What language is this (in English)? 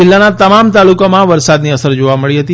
Gujarati